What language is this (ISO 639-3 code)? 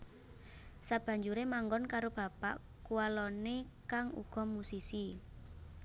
jav